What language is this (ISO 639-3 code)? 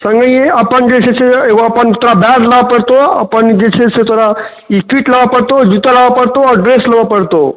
mai